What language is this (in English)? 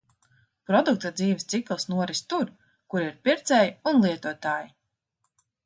Latvian